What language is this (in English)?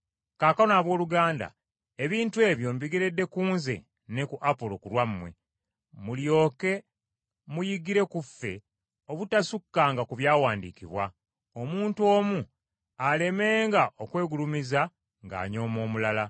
Ganda